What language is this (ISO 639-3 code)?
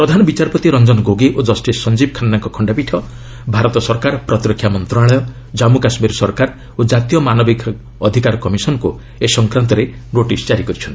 ori